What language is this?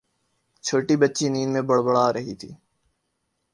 Urdu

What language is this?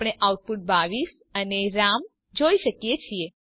Gujarati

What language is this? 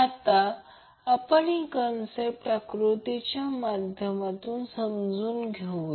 Marathi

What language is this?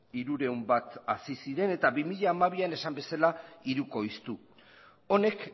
Basque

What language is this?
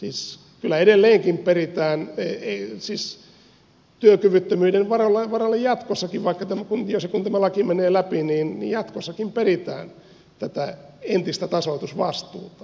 Finnish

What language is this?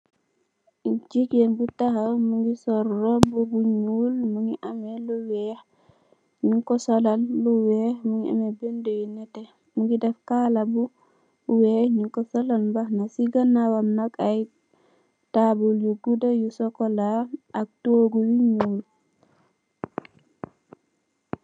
Wolof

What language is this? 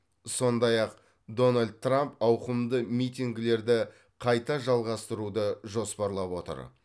Kazakh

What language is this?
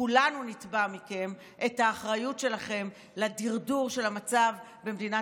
Hebrew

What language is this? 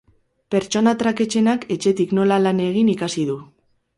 Basque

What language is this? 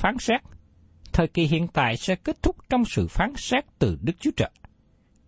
Vietnamese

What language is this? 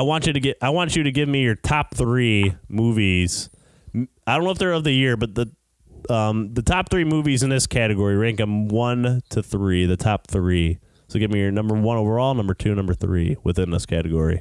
English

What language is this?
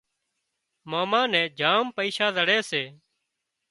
Wadiyara Koli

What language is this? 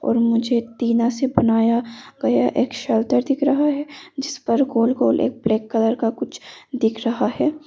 Hindi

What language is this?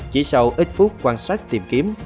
Vietnamese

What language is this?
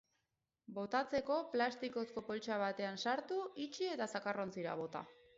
Basque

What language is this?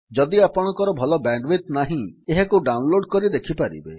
Odia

